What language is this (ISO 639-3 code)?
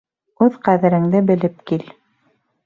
bak